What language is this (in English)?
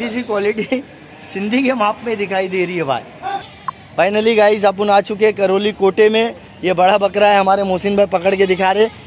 Hindi